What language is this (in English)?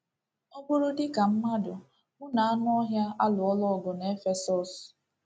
Igbo